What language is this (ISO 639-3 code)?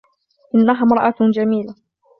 ara